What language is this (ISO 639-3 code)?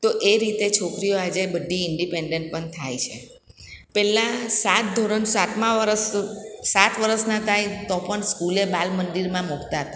guj